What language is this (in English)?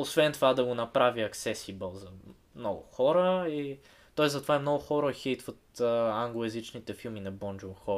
Bulgarian